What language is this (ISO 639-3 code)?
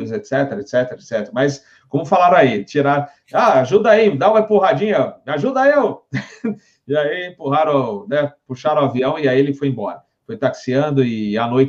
por